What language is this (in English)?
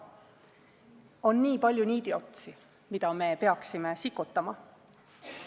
Estonian